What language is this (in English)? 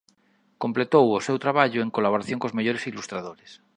Galician